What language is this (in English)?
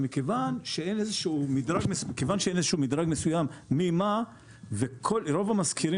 Hebrew